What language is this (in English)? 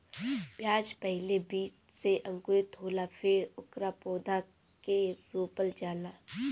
Bhojpuri